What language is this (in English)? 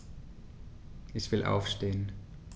German